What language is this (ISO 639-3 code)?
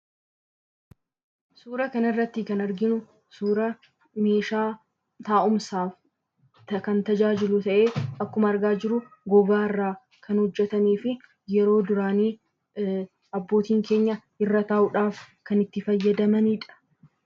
orm